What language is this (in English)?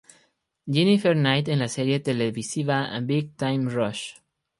Spanish